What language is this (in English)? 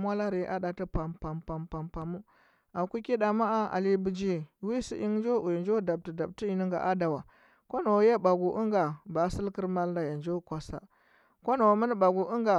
Huba